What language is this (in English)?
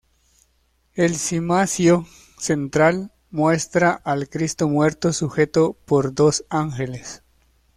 Spanish